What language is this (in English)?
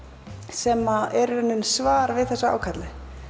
Icelandic